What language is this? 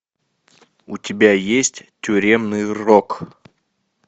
Russian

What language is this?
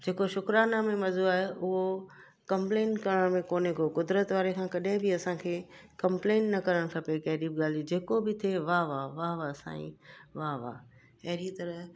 Sindhi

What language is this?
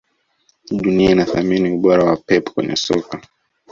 Swahili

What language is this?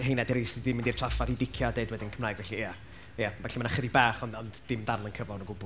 Welsh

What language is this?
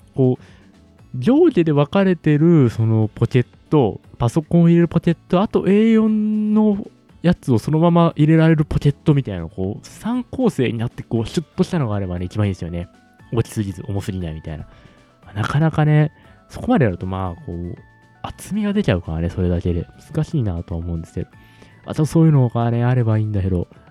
Japanese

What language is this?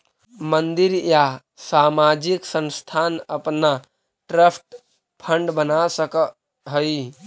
Magahi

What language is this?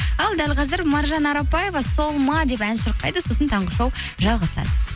Kazakh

